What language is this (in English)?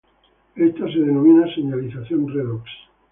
Spanish